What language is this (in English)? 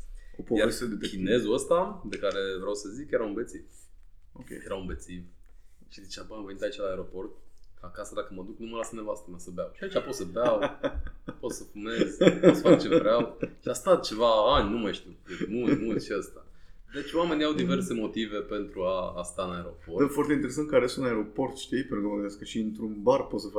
Romanian